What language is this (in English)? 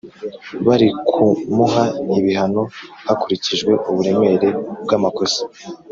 Kinyarwanda